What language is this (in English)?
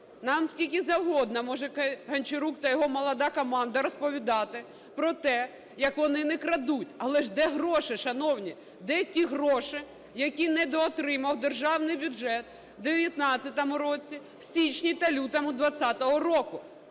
Ukrainian